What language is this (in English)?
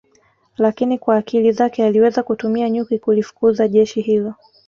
Swahili